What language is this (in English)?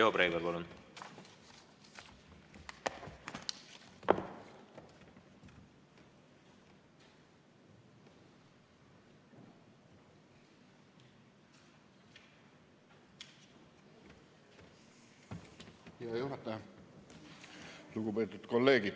Estonian